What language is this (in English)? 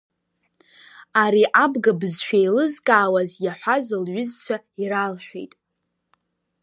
Abkhazian